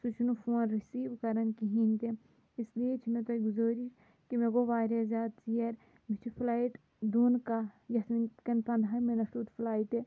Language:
Kashmiri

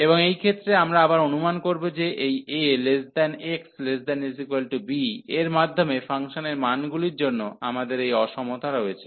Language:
Bangla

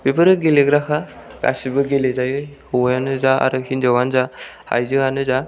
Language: Bodo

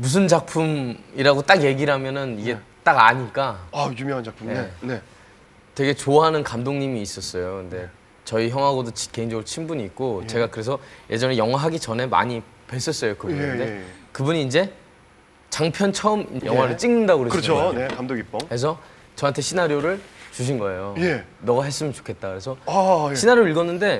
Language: Korean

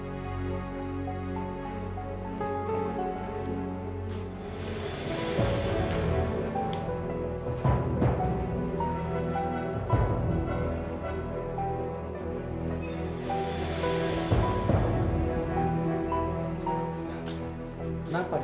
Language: Indonesian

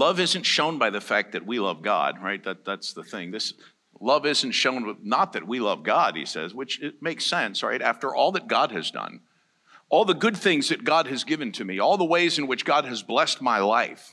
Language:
English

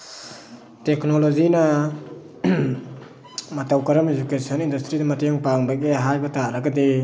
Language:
Manipuri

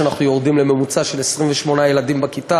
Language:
Hebrew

